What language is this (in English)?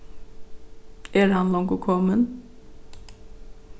Faroese